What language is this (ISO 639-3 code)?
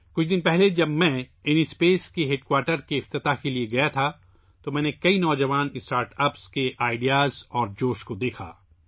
urd